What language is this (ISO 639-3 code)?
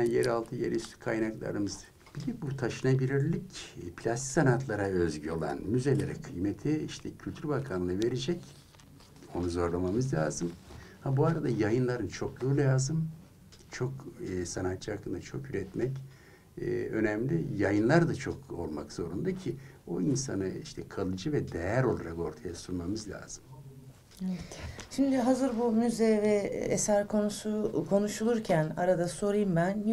tur